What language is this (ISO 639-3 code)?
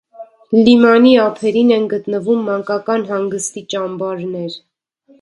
hye